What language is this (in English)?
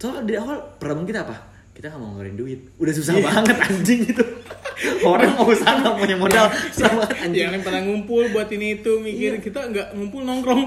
Indonesian